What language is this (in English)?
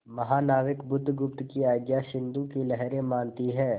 Hindi